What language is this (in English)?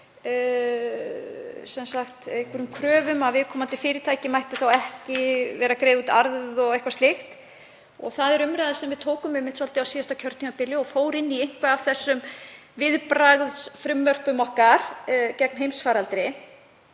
Icelandic